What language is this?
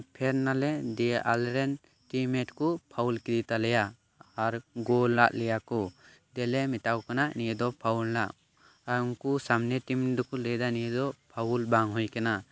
Santali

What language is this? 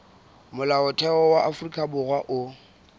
Southern Sotho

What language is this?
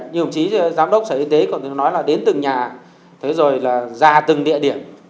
Vietnamese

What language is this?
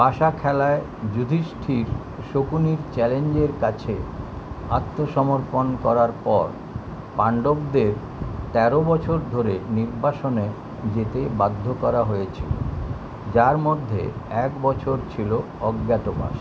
Bangla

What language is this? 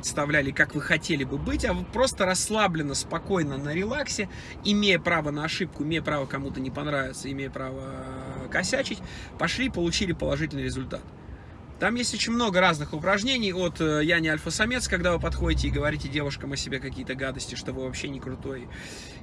Russian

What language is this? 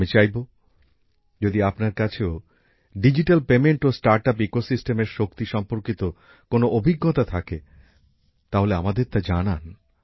Bangla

